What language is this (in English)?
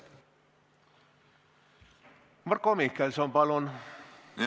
Estonian